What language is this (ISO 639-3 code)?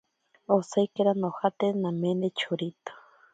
prq